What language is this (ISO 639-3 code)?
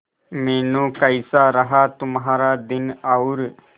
hin